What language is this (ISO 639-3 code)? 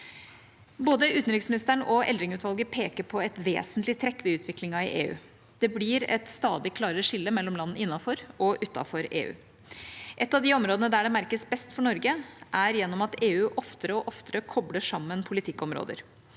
nor